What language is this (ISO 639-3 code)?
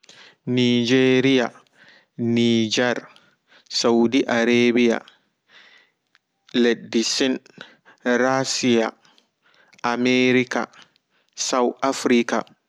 ful